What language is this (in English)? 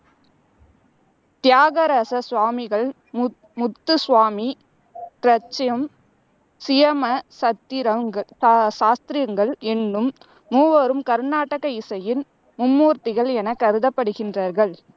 Tamil